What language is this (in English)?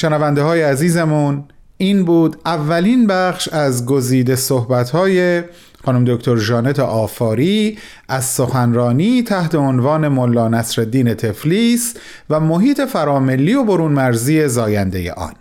Persian